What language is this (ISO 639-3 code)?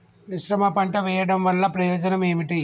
tel